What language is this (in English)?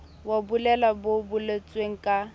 Southern Sotho